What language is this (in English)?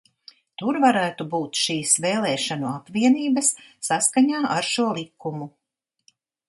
Latvian